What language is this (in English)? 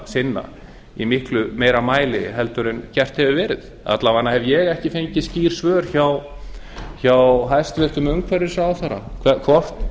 Icelandic